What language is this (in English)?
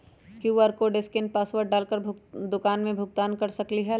Magahi